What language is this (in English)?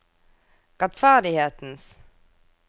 Norwegian